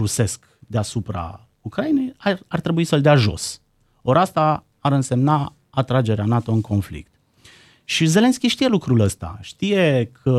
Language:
Romanian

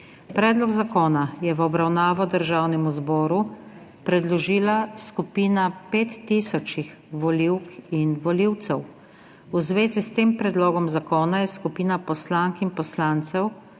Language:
Slovenian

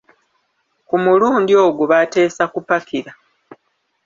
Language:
Ganda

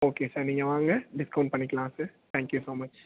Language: Tamil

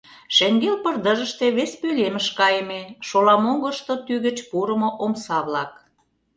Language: Mari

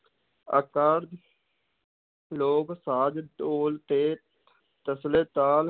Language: Punjabi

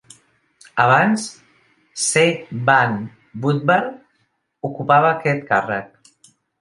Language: Catalan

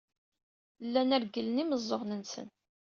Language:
Kabyle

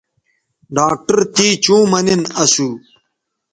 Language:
Bateri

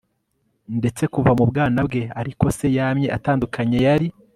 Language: Kinyarwanda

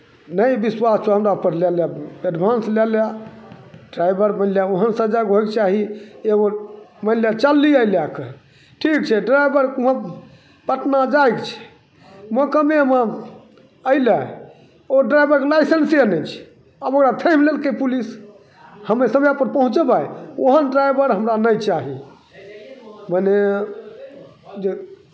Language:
Maithili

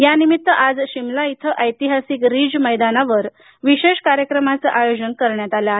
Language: Marathi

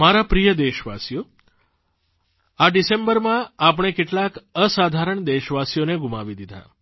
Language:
Gujarati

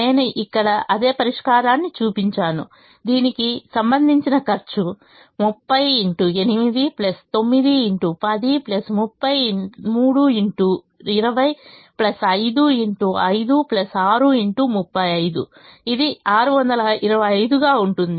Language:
Telugu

